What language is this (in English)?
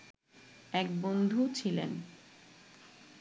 Bangla